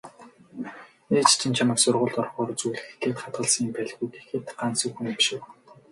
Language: Mongolian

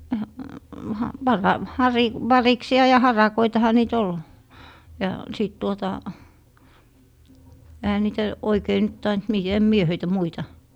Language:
Finnish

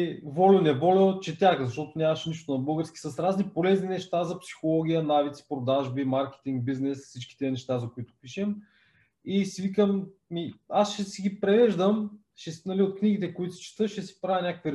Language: Bulgarian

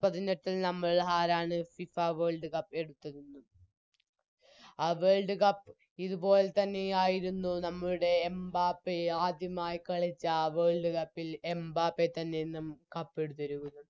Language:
Malayalam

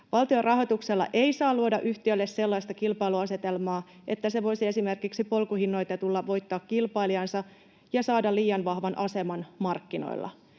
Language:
Finnish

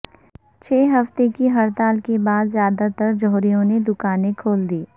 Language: Urdu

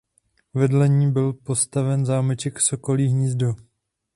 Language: Czech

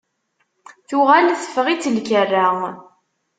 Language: Kabyle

